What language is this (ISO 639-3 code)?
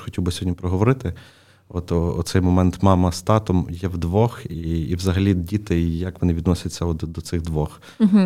ukr